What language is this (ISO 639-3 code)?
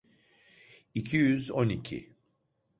tur